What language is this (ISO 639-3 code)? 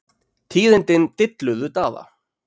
isl